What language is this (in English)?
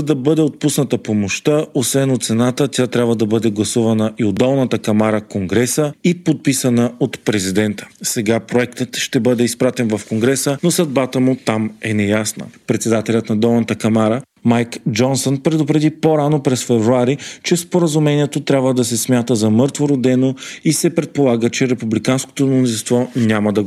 Bulgarian